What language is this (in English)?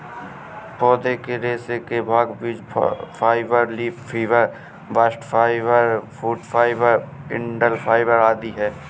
Hindi